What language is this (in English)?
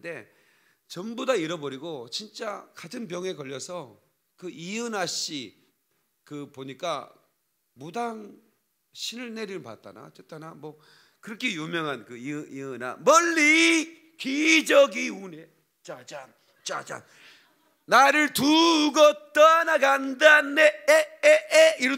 Korean